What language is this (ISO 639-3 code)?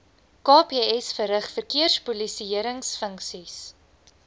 afr